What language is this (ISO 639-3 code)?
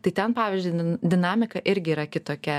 lit